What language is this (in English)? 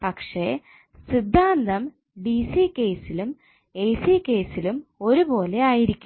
Malayalam